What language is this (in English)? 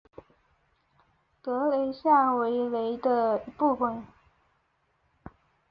Chinese